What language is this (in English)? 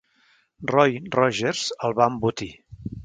Catalan